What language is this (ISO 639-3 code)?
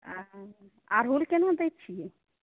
mai